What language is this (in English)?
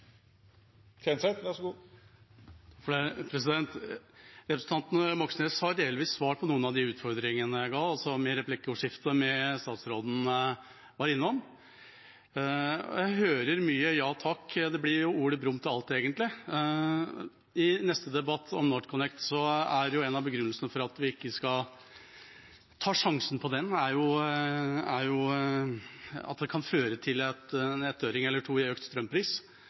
Norwegian